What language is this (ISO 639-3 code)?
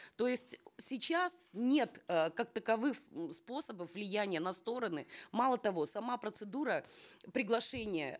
kaz